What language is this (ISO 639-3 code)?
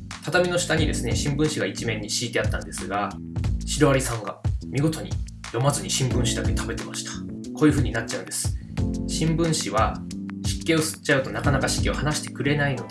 jpn